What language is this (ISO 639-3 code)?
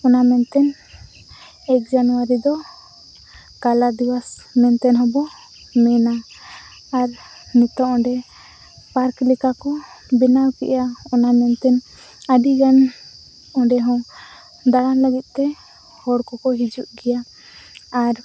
sat